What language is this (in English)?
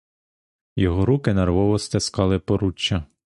Ukrainian